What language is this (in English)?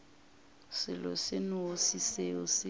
Northern Sotho